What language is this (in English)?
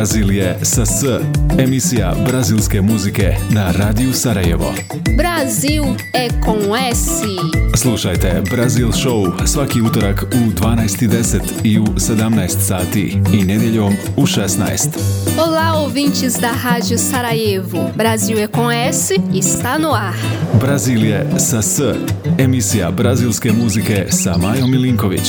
Croatian